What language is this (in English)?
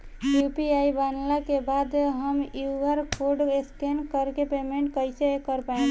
Bhojpuri